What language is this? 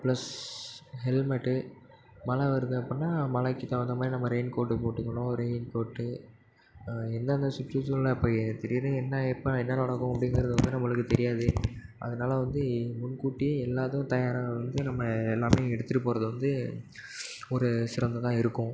Tamil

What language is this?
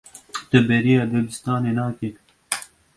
Kurdish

